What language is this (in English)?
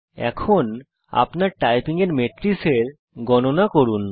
Bangla